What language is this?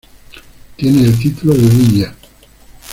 Spanish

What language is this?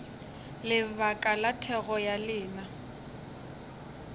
Northern Sotho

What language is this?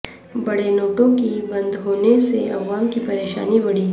Urdu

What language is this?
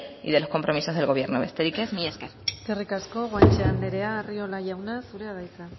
Basque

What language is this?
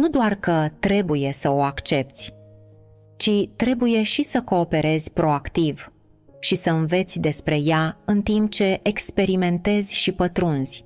Romanian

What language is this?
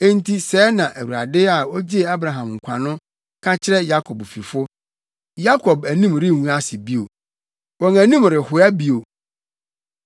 Akan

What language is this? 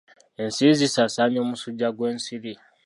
Ganda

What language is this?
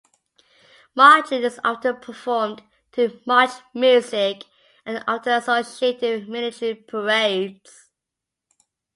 English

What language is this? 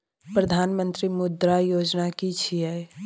Maithili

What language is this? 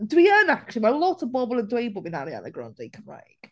Welsh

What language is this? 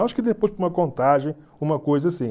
Portuguese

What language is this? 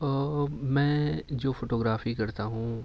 Urdu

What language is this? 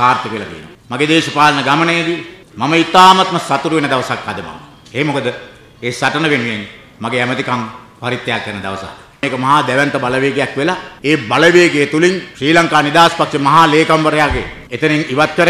Italian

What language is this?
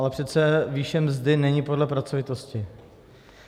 Czech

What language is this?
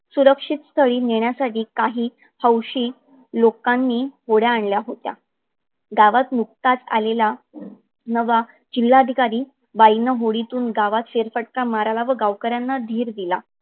Marathi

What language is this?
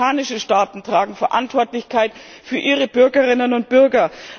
German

